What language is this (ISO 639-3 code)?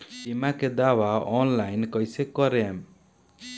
bho